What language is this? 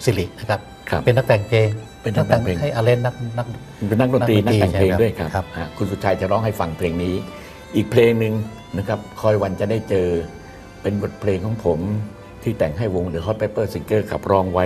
Thai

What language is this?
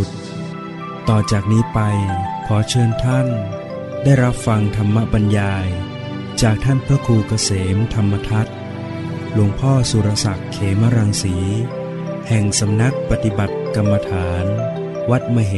Thai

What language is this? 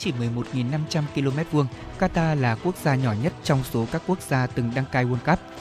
Vietnamese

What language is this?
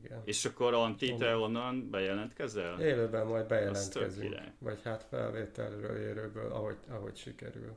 Hungarian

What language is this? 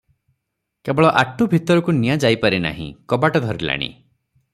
Odia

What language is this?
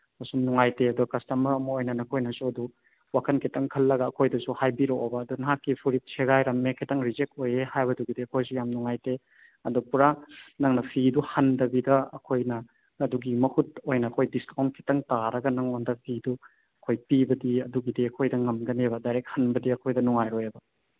Manipuri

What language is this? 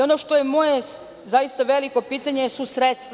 Serbian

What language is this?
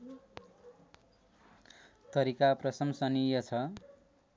Nepali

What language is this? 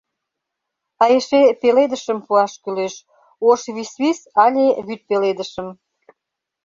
Mari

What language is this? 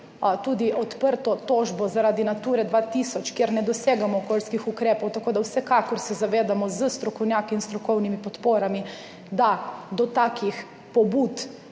Slovenian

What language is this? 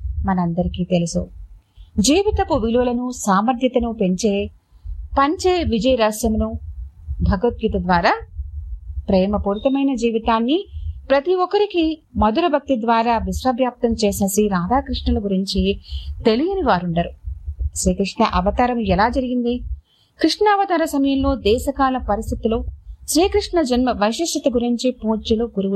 Telugu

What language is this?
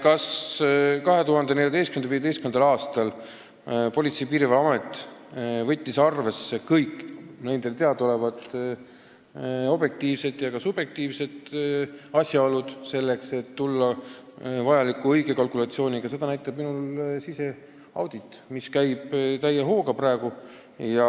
Estonian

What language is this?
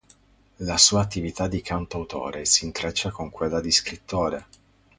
Italian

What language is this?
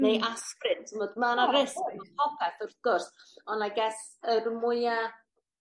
Welsh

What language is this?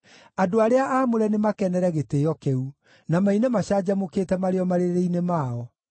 Kikuyu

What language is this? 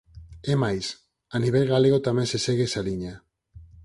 Galician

